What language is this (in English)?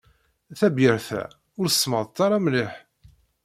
Kabyle